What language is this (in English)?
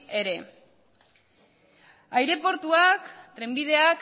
Basque